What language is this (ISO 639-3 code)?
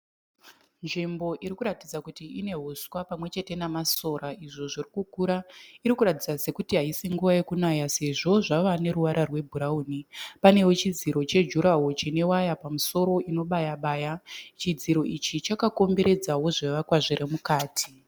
sna